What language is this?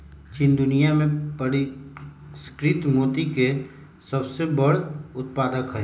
Magahi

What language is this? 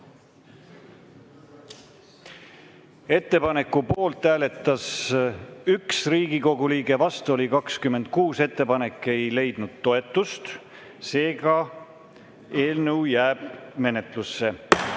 Estonian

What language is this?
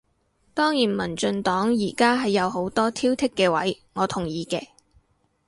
Cantonese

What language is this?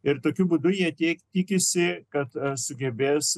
Lithuanian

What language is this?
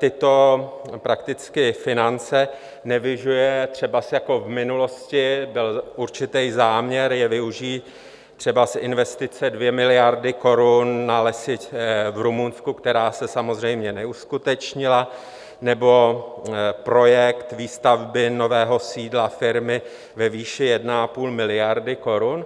Czech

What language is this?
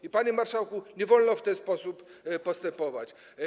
Polish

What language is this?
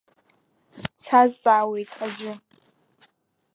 Abkhazian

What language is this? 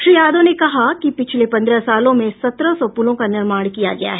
Hindi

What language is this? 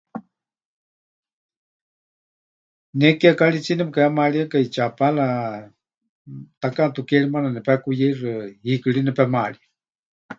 Huichol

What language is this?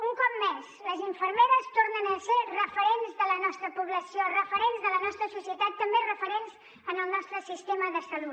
Catalan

